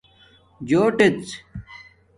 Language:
Domaaki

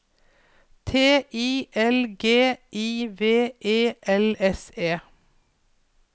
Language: Norwegian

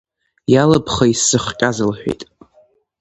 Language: Abkhazian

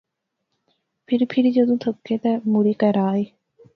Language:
Pahari-Potwari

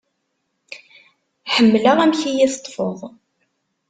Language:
Kabyle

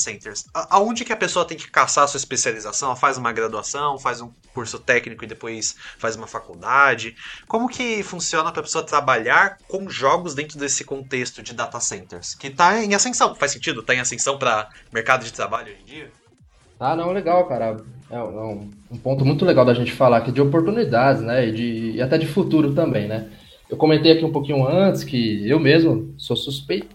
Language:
Portuguese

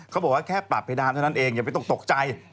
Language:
Thai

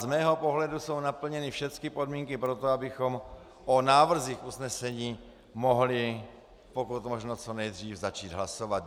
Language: Czech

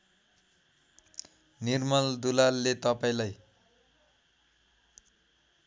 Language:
Nepali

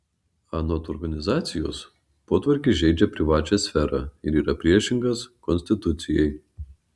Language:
Lithuanian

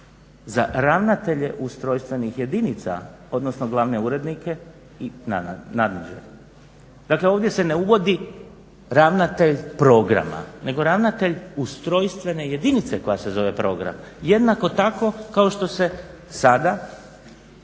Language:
Croatian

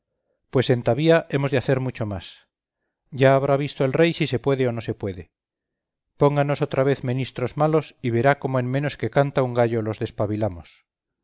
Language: Spanish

